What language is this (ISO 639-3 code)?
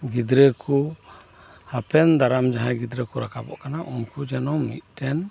sat